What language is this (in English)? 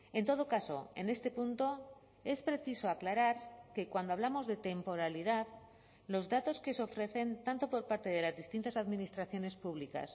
Spanish